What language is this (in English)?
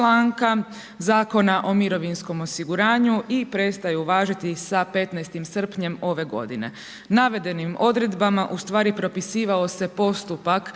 Croatian